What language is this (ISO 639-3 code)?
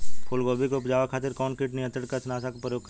bho